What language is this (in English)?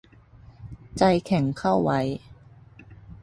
Thai